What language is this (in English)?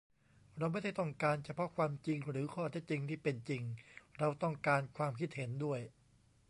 Thai